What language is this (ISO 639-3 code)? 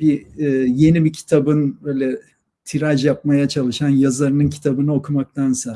tur